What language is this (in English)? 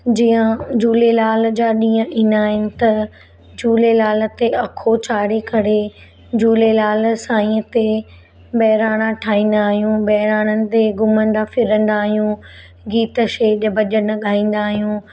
Sindhi